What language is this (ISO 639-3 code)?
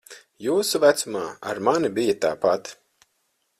lav